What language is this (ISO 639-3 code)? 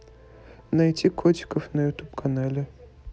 rus